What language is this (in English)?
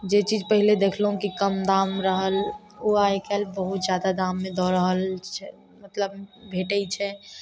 Maithili